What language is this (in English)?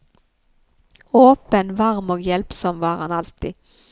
Norwegian